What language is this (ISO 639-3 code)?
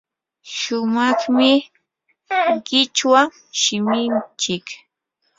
qur